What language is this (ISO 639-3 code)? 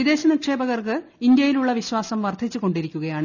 mal